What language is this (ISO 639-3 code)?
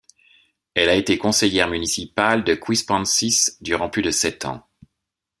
fra